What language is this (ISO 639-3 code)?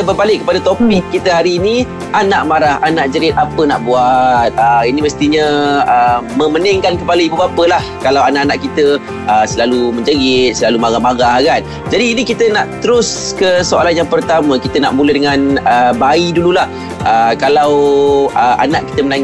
msa